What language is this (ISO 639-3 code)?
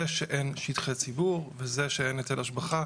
heb